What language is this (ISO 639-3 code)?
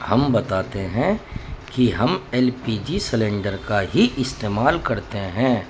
urd